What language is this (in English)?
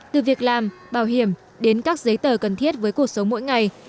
Vietnamese